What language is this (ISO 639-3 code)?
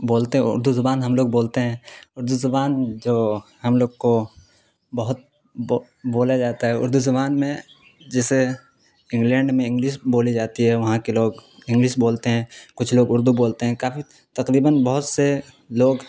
urd